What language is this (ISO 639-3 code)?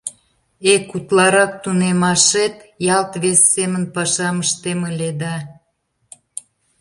chm